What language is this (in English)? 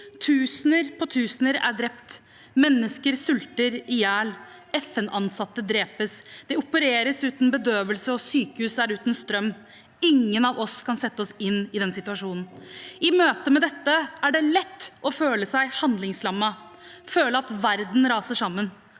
Norwegian